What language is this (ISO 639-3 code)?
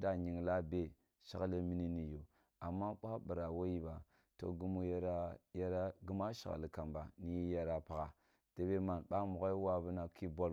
bbu